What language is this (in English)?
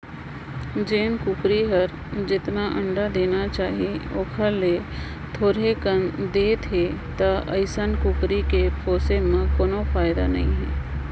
Chhattisgarhi